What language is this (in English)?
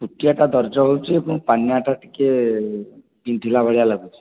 Odia